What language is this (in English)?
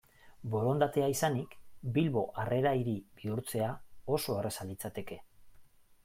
Basque